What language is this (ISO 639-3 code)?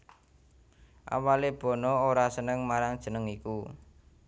jav